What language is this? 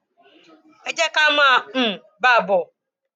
Yoruba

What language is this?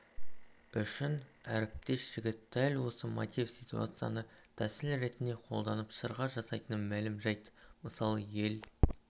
Kazakh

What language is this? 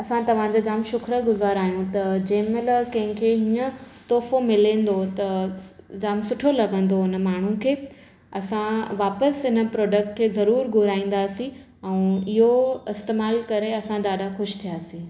Sindhi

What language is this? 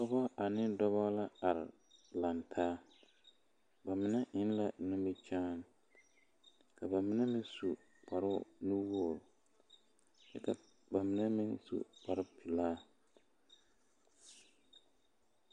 Southern Dagaare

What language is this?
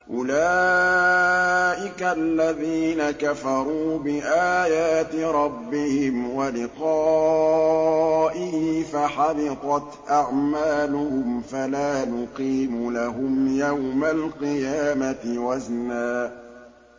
Arabic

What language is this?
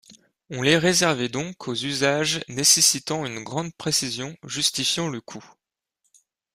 French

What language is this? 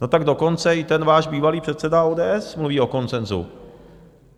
Czech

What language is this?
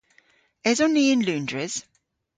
Cornish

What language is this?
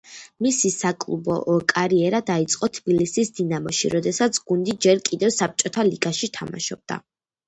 Georgian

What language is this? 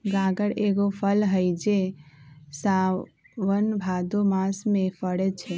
Magahi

